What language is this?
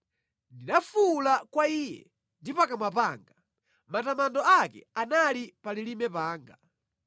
Nyanja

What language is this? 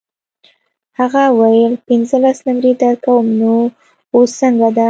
Pashto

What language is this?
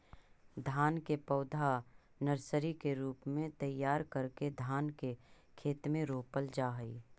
Magahi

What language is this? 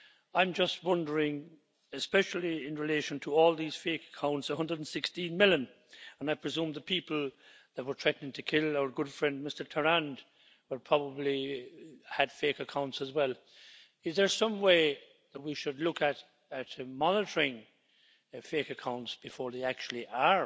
English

